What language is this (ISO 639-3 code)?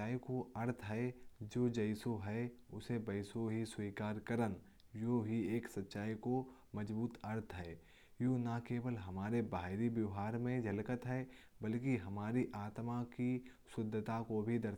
bjj